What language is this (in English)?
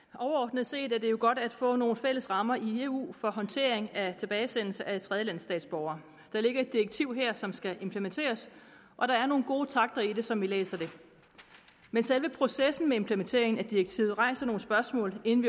Danish